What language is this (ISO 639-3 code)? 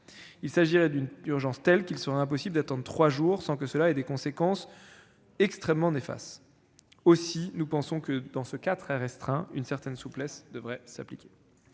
fra